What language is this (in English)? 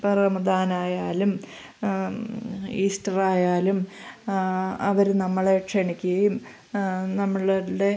Malayalam